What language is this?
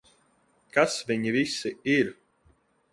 Latvian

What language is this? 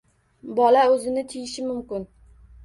Uzbek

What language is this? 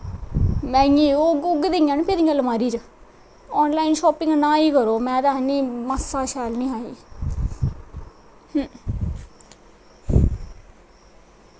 Dogri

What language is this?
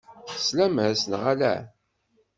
Kabyle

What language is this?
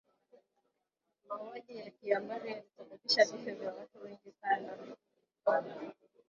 Swahili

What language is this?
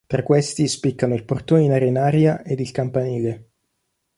Italian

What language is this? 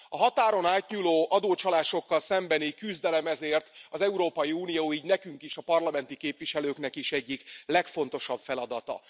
Hungarian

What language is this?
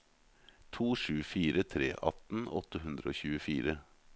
Norwegian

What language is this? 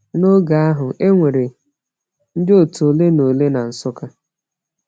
Igbo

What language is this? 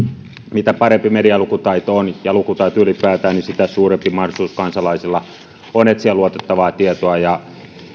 Finnish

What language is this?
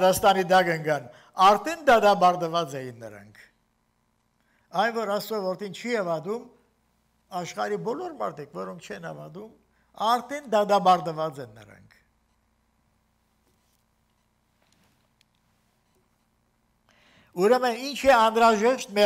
Turkish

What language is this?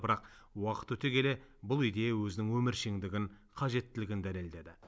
Kazakh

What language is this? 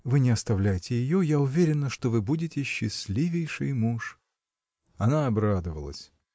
Russian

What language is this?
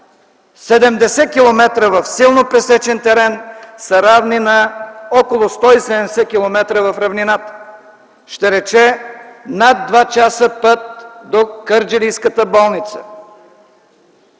Bulgarian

